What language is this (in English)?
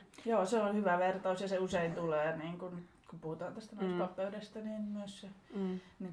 Finnish